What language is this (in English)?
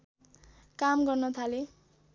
Nepali